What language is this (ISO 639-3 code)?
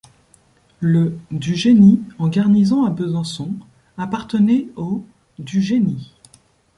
fra